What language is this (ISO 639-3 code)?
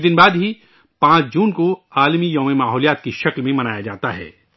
urd